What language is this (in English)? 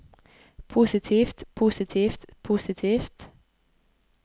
Norwegian